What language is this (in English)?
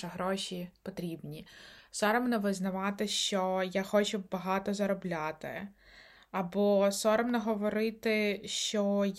Ukrainian